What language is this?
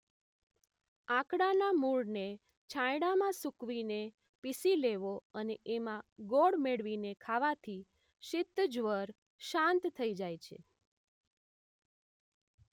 Gujarati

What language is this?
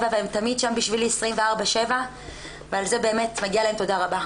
Hebrew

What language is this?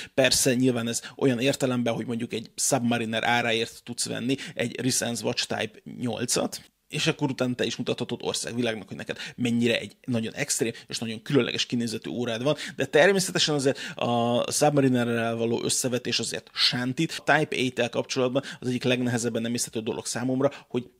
Hungarian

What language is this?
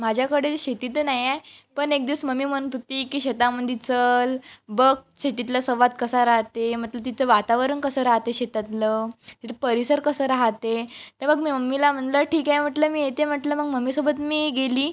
Marathi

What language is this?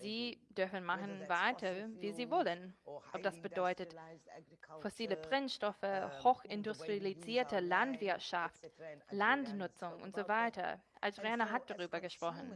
German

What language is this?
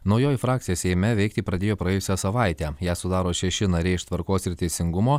Lithuanian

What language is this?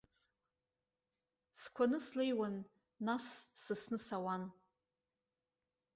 Abkhazian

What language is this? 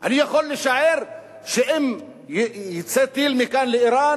Hebrew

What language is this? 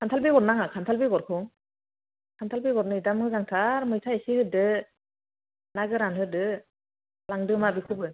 Bodo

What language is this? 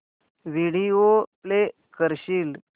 Marathi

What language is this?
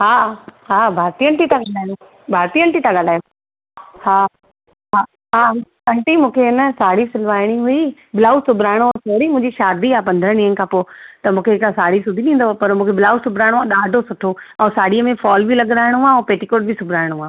Sindhi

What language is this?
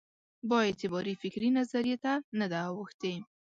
Pashto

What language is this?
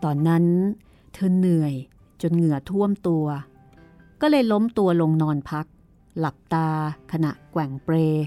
Thai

